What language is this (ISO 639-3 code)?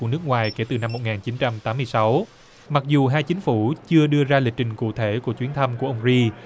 vie